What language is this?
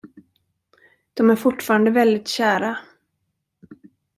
Swedish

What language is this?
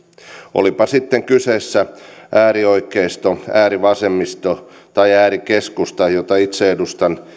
Finnish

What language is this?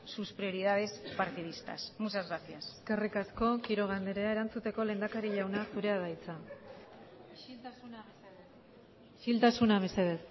Basque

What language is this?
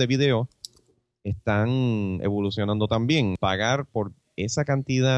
Spanish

